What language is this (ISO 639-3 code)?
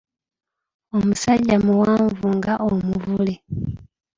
lug